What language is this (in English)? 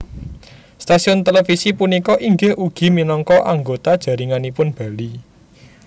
Javanese